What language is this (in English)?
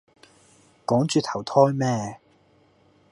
Cantonese